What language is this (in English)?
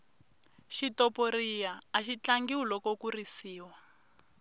Tsonga